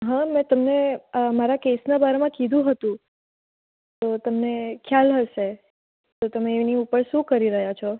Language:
Gujarati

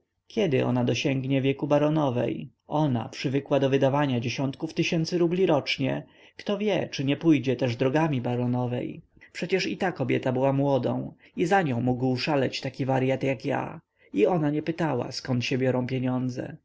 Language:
Polish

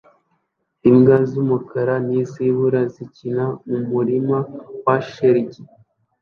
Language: Kinyarwanda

